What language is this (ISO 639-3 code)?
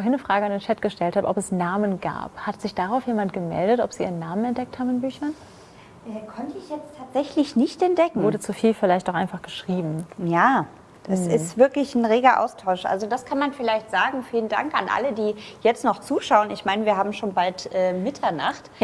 deu